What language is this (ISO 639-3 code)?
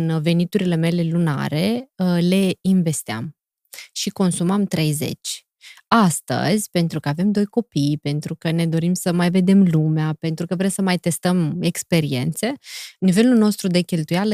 ron